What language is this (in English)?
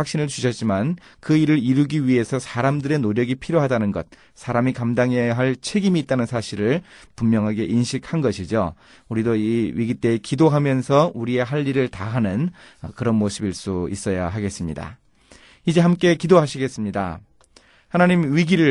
Korean